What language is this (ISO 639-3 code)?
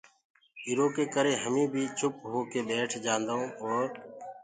ggg